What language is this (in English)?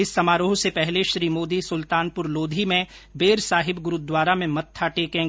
Hindi